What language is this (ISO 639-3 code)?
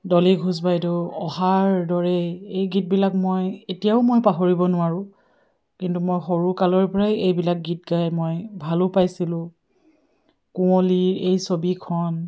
asm